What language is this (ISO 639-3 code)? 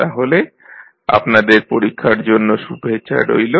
ben